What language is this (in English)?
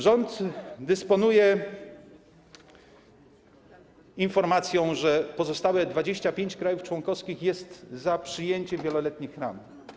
Polish